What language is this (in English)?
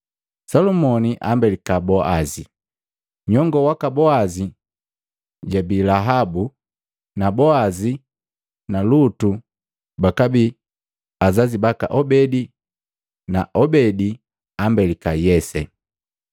Matengo